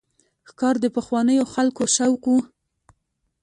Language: Pashto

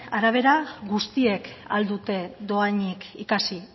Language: Basque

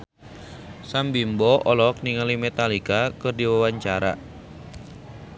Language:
Sundanese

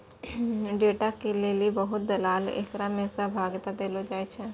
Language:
Maithili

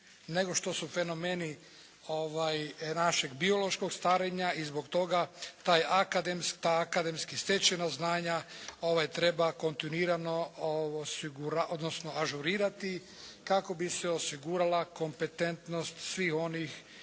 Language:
Croatian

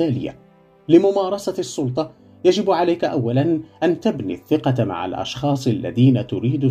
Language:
Arabic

